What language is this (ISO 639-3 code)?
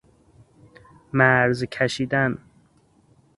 fas